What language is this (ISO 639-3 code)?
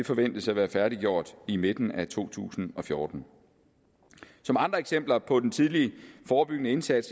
dan